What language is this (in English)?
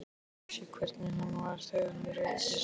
Icelandic